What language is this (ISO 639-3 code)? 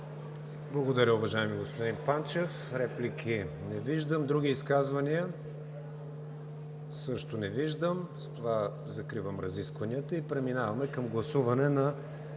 bul